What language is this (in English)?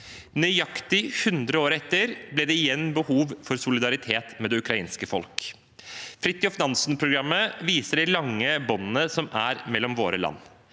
Norwegian